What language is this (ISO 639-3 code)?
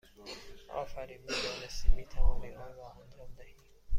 fas